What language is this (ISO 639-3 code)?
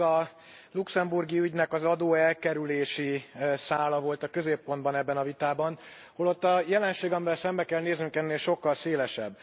hun